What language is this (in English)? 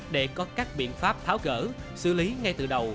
Vietnamese